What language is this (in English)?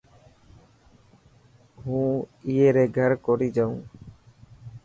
Dhatki